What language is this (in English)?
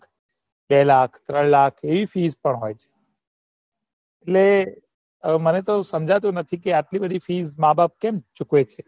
Gujarati